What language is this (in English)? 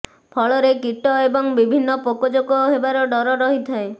Odia